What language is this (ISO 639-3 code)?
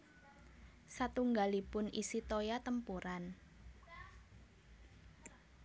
jav